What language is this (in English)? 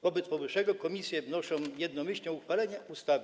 Polish